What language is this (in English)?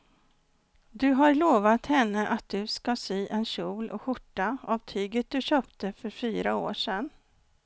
Swedish